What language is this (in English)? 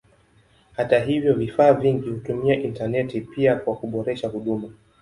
Swahili